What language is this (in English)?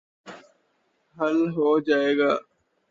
Urdu